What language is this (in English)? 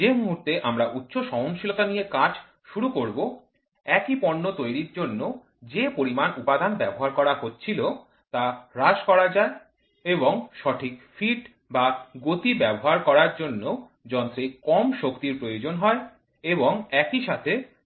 Bangla